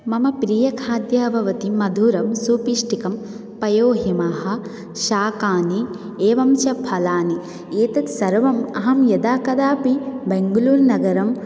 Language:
Sanskrit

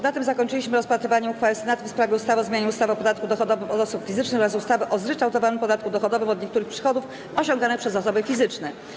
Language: Polish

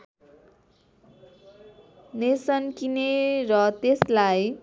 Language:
Nepali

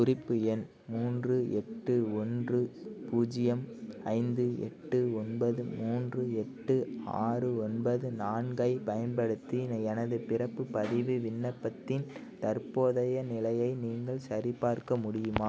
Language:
Tamil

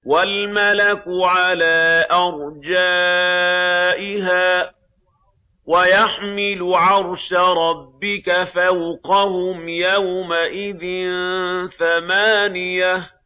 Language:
Arabic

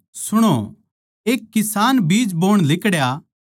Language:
Haryanvi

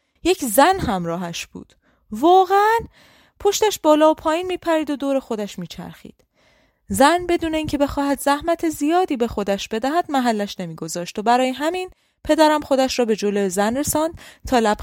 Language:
Persian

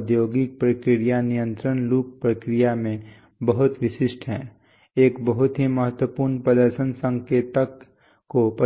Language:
Hindi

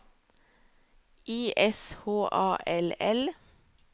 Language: Norwegian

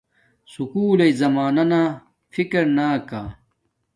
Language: Domaaki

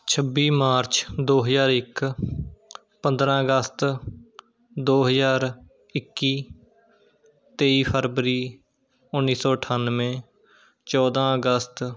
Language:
Punjabi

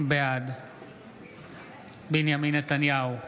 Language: Hebrew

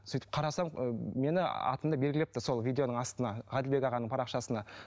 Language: Kazakh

